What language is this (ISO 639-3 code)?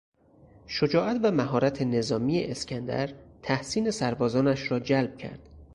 fas